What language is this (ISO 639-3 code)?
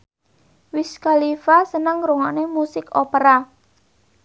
jav